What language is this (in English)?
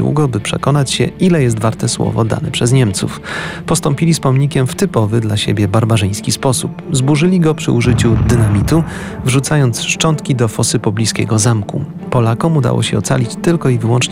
Polish